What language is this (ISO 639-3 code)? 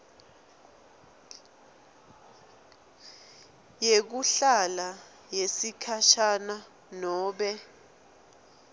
ssw